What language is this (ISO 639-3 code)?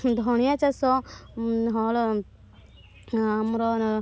ori